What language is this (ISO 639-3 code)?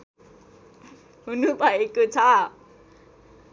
nep